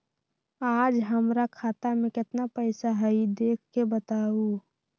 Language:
Magahi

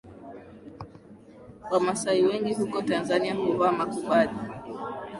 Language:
Swahili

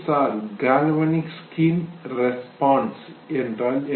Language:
Tamil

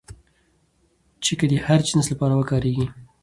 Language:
Pashto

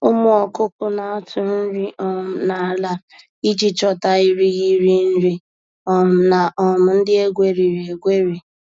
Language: Igbo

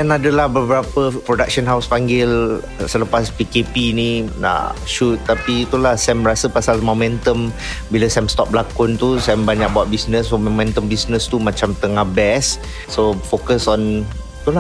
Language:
Malay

